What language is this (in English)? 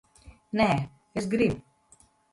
Latvian